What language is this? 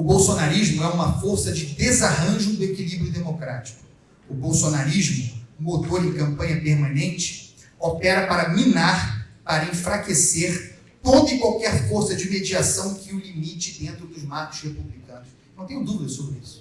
Portuguese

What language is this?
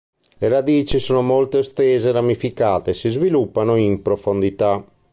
Italian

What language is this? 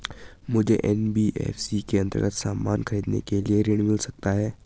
Hindi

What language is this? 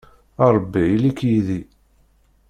Kabyle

